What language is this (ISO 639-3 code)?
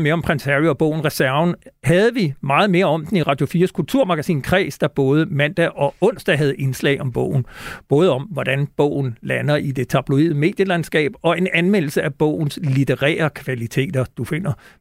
dan